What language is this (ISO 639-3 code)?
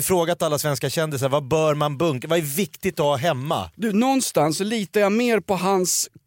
swe